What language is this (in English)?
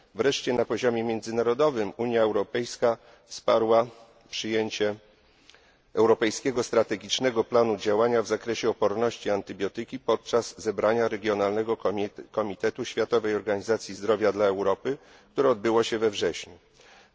Polish